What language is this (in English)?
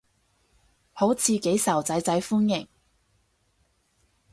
Cantonese